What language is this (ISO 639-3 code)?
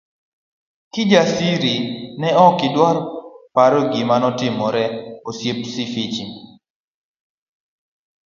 luo